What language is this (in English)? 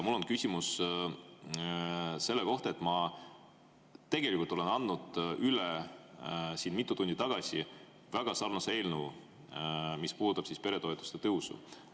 Estonian